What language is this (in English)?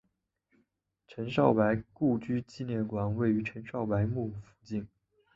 Chinese